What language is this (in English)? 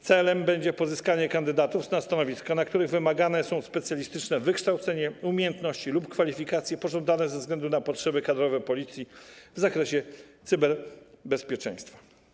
Polish